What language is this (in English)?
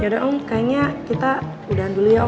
Indonesian